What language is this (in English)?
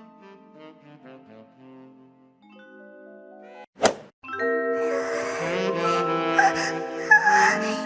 Russian